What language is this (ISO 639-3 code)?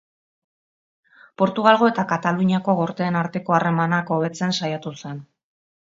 eus